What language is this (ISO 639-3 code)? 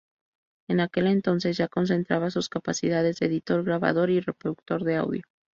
spa